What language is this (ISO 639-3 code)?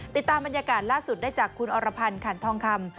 tha